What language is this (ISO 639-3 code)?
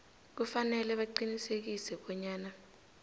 nbl